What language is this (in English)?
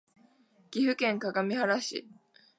Japanese